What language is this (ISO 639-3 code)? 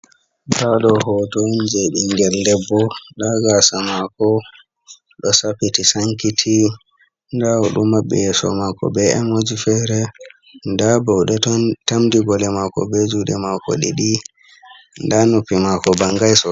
ful